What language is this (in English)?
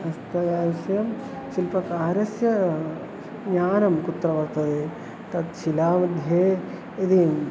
Sanskrit